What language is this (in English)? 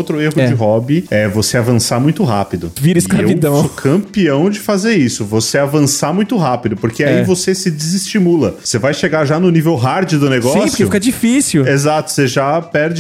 Portuguese